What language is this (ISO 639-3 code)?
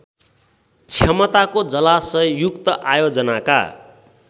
nep